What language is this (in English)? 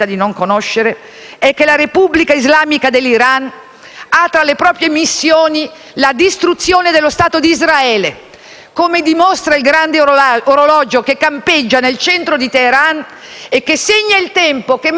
Italian